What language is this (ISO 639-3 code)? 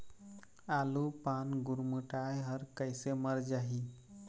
hne